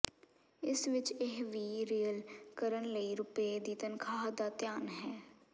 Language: Punjabi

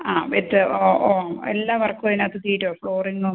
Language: Malayalam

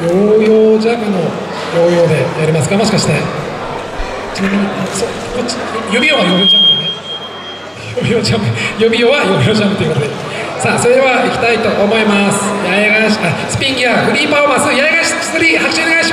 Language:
Japanese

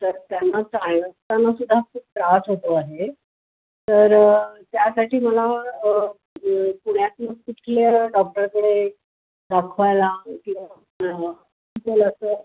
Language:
Marathi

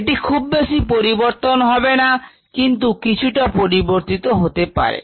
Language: Bangla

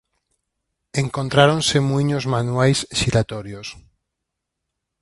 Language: Galician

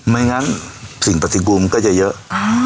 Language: Thai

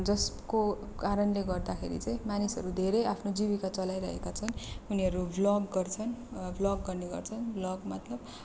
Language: Nepali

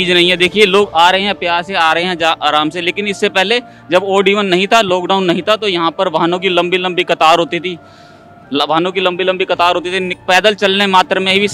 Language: Hindi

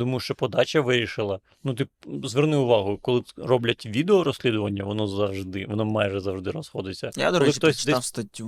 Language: Ukrainian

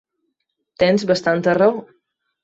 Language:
Catalan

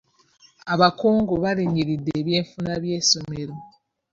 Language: Ganda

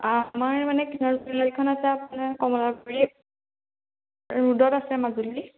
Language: Assamese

